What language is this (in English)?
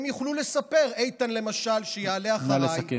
Hebrew